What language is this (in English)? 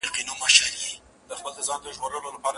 Pashto